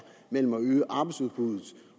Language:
Danish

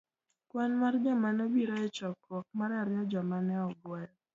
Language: Luo (Kenya and Tanzania)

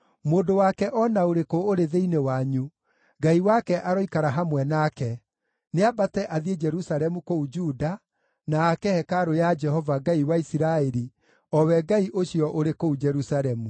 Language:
Kikuyu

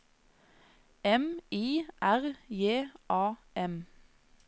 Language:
Norwegian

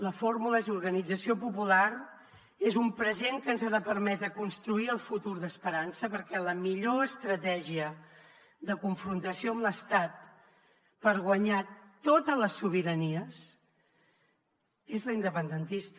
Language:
Catalan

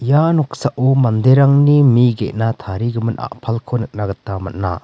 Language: Garo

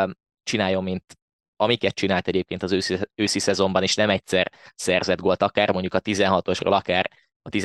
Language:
Hungarian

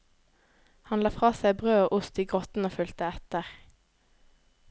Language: Norwegian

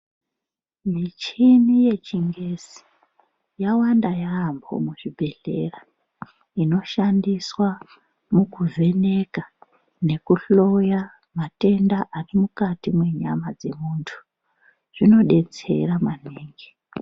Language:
Ndau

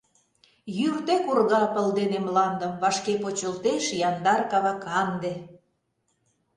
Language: Mari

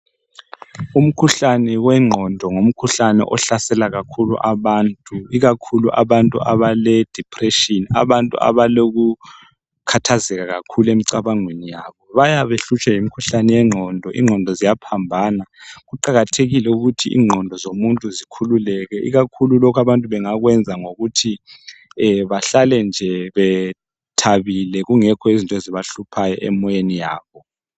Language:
North Ndebele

